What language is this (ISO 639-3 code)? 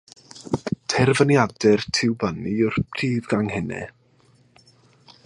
cym